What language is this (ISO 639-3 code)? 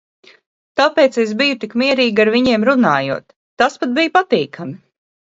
lav